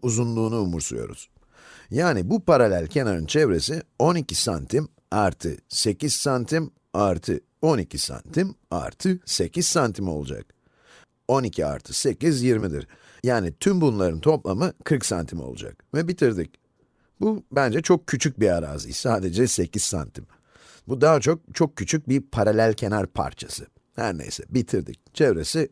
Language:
Turkish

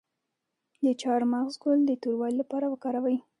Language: Pashto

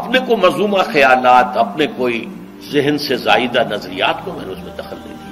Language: Urdu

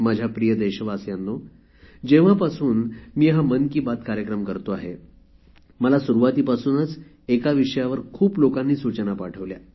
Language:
Marathi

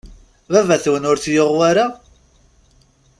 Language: Kabyle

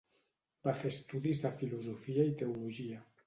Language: Catalan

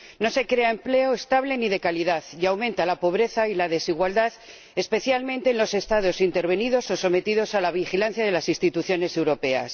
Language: Spanish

